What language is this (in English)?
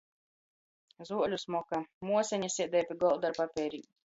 Latgalian